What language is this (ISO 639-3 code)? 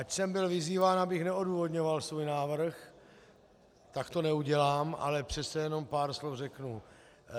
ces